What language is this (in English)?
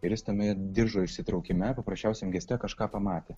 Lithuanian